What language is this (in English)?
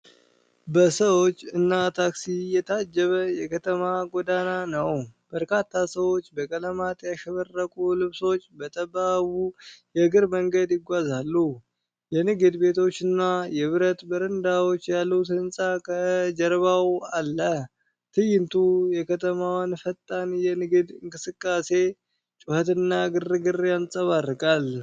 Amharic